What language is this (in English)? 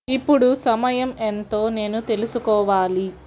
Telugu